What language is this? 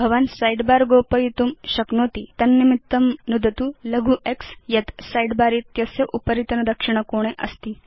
Sanskrit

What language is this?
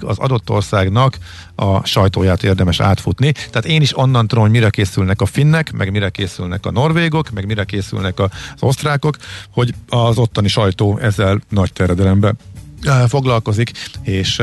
Hungarian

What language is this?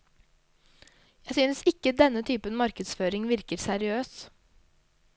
Norwegian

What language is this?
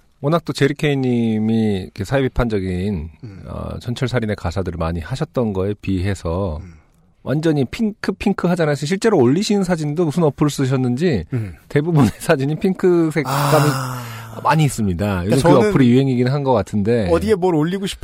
Korean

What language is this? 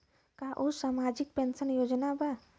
Bhojpuri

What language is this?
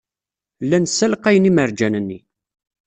Kabyle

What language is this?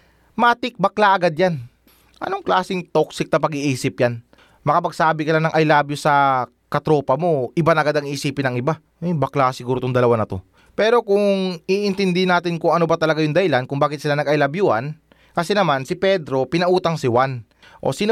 Filipino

